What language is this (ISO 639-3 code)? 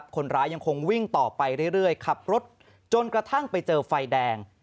tha